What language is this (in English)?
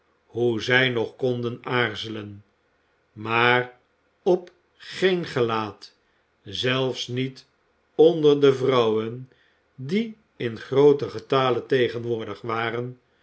Dutch